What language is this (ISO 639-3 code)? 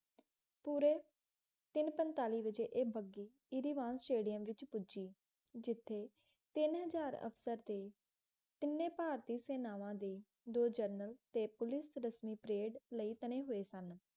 pan